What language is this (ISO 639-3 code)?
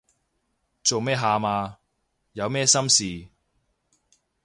yue